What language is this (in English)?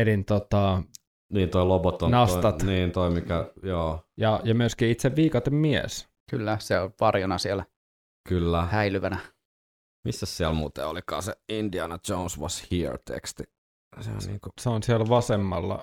Finnish